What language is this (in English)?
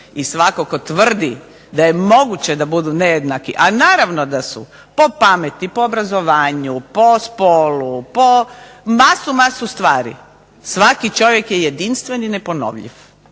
Croatian